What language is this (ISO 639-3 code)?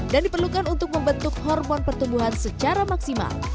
ind